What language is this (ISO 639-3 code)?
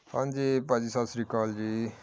pan